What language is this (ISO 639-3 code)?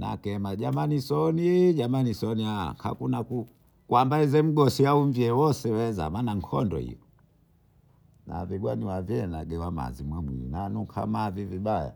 bou